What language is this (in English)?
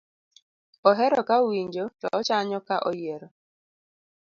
Luo (Kenya and Tanzania)